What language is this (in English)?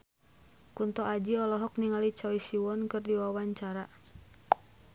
Sundanese